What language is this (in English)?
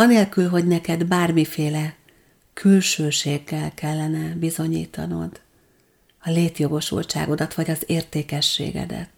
Hungarian